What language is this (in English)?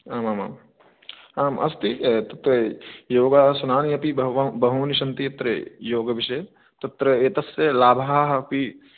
Sanskrit